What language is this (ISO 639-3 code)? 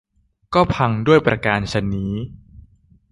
tha